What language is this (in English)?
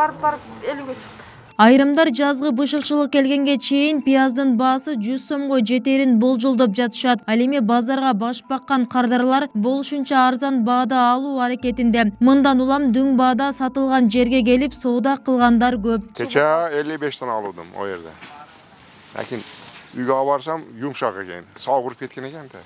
Turkish